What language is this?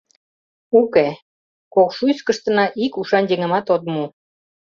Mari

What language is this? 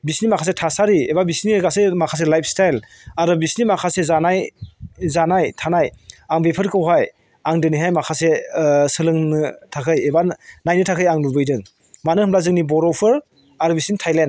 Bodo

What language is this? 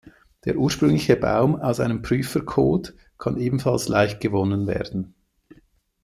German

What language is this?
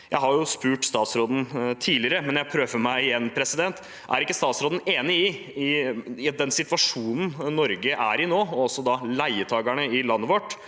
Norwegian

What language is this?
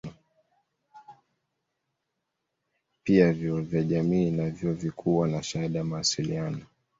Swahili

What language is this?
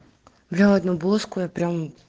Russian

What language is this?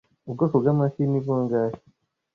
Kinyarwanda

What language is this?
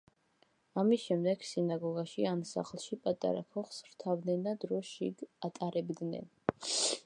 Georgian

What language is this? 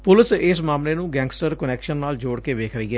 Punjabi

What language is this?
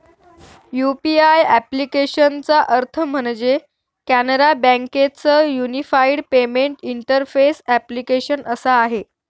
Marathi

